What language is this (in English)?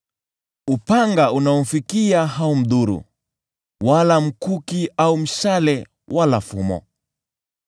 Swahili